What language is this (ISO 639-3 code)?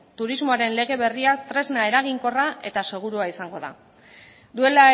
eus